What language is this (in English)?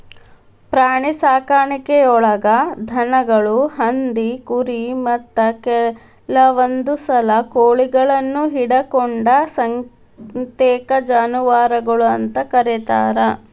Kannada